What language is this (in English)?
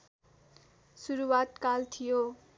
Nepali